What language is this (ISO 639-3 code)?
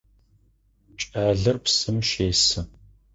ady